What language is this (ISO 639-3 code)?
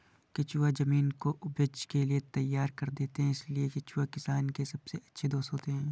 hin